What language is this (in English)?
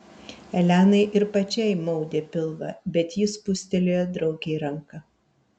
Lithuanian